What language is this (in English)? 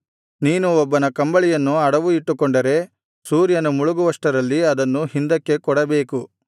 Kannada